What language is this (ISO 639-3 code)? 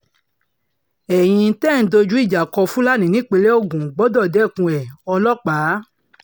yor